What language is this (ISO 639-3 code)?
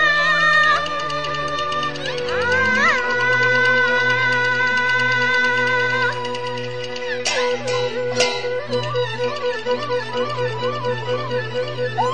zho